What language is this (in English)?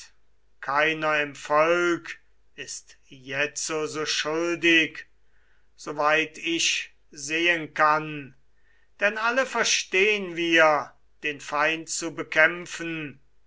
German